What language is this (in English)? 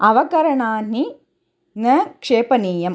Sanskrit